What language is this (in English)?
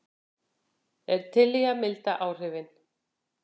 Icelandic